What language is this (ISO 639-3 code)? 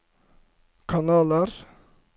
nor